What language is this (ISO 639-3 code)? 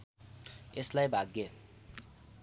nep